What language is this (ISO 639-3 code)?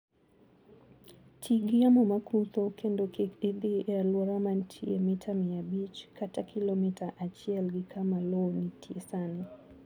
luo